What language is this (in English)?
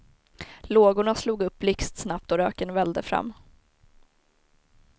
Swedish